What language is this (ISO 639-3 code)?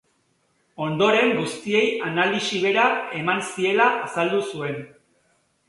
eus